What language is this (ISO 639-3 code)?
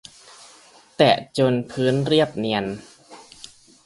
tha